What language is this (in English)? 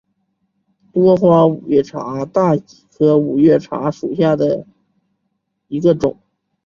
Chinese